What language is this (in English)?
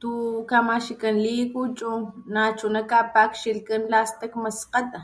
Papantla Totonac